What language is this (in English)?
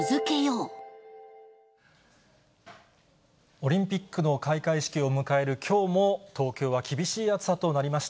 Japanese